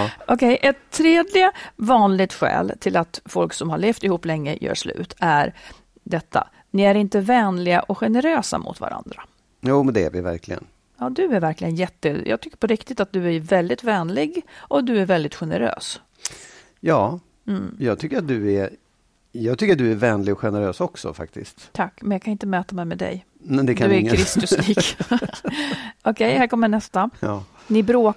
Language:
Swedish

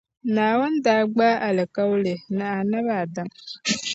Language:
Dagbani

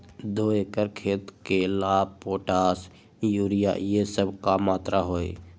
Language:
Magahi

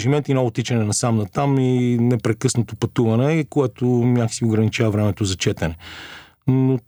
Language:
Bulgarian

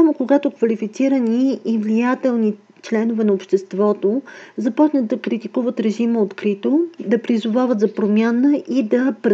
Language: Bulgarian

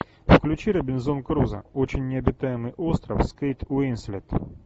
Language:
Russian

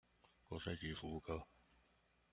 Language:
Chinese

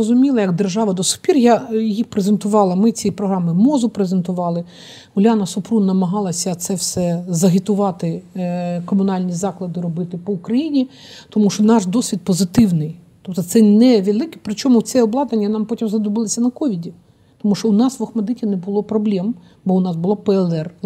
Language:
Ukrainian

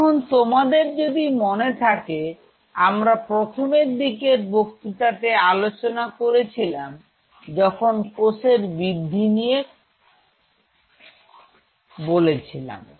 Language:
Bangla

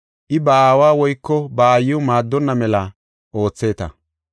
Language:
Gofa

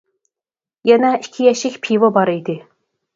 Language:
Uyghur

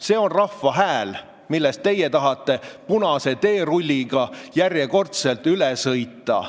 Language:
Estonian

